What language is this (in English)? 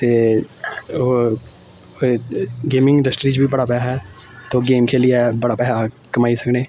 Dogri